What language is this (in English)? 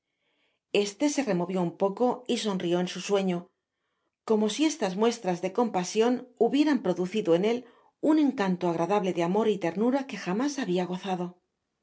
Spanish